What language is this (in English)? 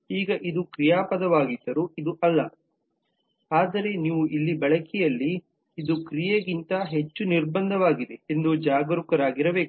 Kannada